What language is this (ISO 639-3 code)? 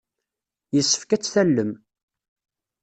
kab